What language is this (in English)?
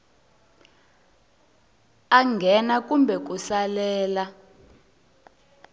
Tsonga